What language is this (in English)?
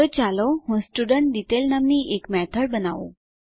Gujarati